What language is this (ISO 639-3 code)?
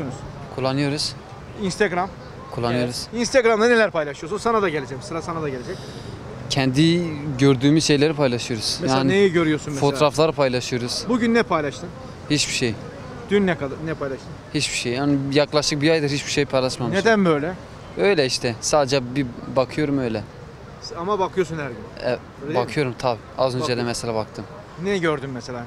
tur